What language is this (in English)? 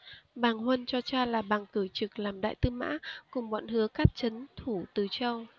Vietnamese